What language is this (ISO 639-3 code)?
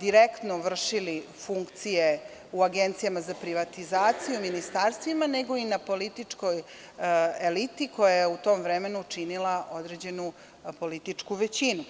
srp